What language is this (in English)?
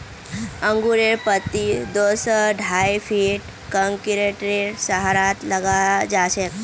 Magahi